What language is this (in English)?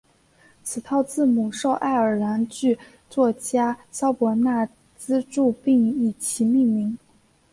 Chinese